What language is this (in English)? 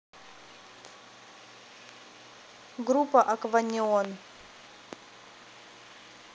Russian